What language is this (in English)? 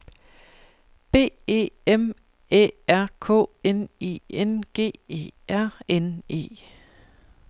Danish